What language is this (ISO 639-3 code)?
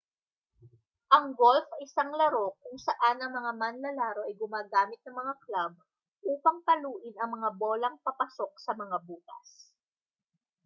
fil